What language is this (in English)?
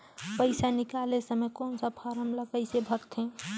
Chhattisgarhi